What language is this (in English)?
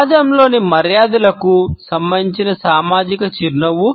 Telugu